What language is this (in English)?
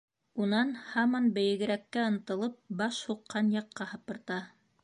Bashkir